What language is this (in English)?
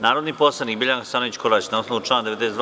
Serbian